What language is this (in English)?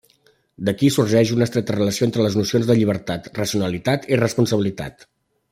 Catalan